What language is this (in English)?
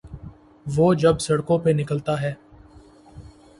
Urdu